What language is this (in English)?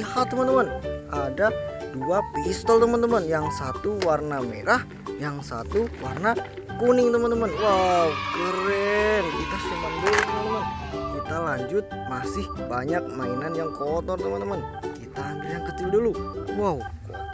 Indonesian